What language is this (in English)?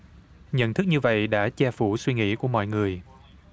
Vietnamese